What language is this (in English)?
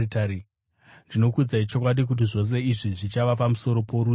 Shona